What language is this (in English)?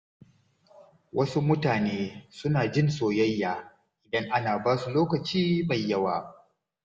Hausa